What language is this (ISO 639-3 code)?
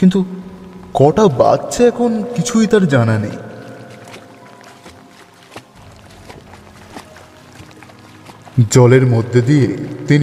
ben